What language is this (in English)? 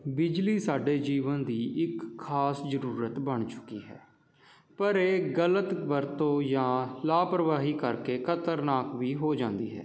Punjabi